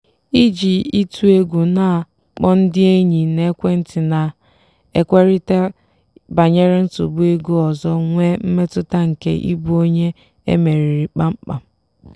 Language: Igbo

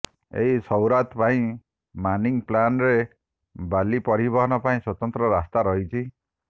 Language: Odia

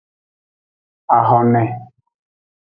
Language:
Aja (Benin)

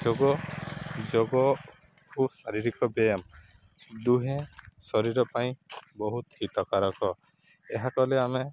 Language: Odia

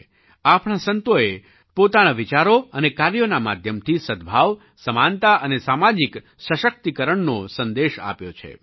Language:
Gujarati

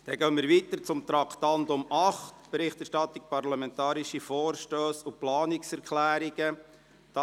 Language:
Swiss German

